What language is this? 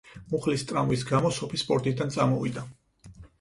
Georgian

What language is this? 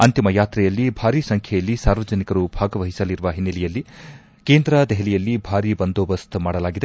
Kannada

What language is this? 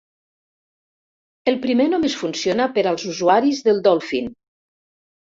Catalan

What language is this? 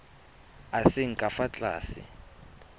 Tswana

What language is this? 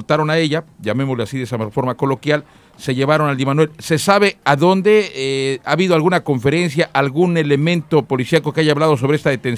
Spanish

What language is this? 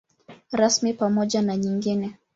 Swahili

